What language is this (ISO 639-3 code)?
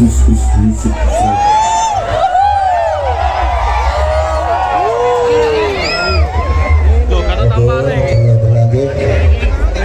ind